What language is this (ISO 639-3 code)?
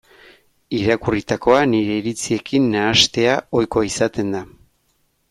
eus